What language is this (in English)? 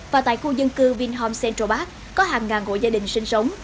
Vietnamese